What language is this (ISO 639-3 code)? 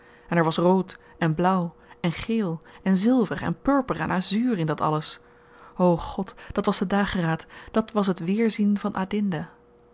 nld